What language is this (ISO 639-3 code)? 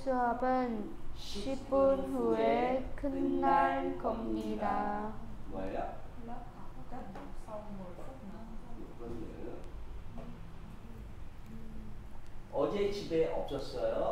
kor